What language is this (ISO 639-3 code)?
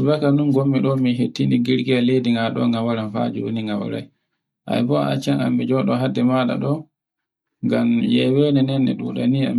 fue